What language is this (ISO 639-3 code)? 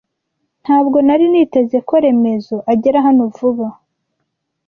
kin